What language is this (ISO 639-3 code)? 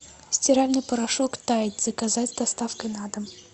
rus